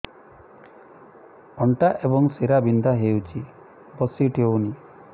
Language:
Odia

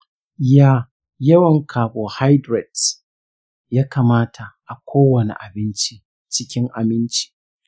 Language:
Hausa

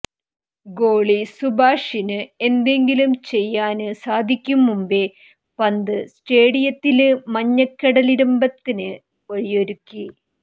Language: Malayalam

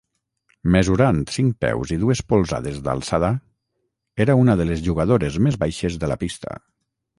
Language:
Catalan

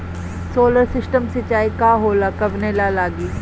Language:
Bhojpuri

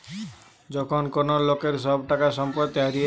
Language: Bangla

